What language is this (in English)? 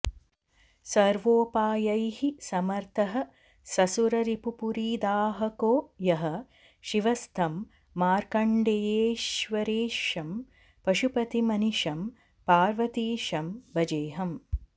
Sanskrit